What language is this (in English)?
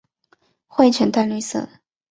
Chinese